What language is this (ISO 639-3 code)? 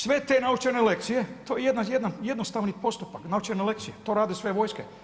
hrv